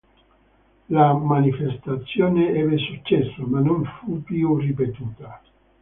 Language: Italian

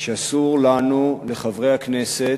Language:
Hebrew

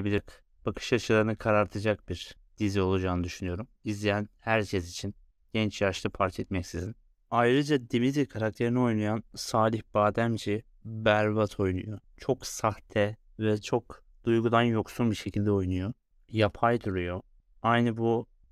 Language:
Turkish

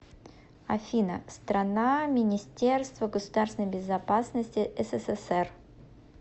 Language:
Russian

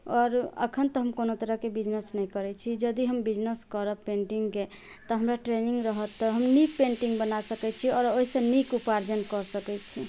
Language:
Maithili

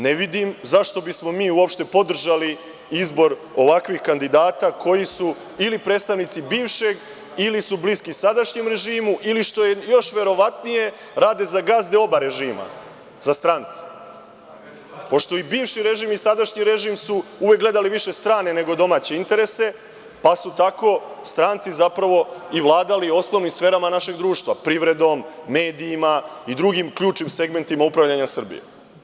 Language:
Serbian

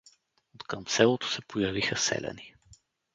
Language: Bulgarian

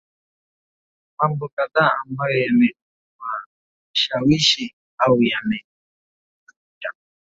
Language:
Swahili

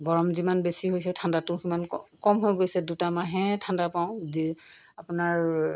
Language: Assamese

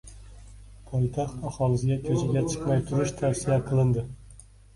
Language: Uzbek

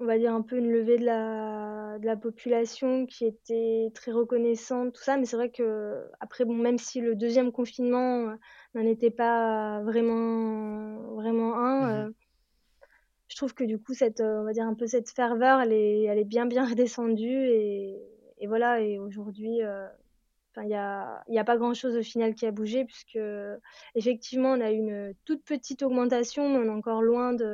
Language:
French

